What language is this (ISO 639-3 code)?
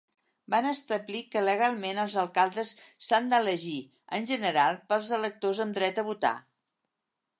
cat